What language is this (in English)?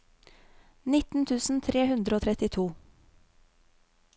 Norwegian